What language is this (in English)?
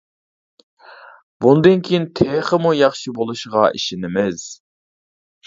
Uyghur